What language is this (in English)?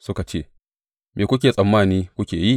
Hausa